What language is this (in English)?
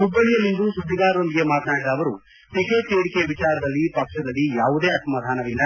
Kannada